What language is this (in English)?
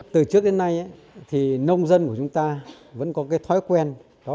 Vietnamese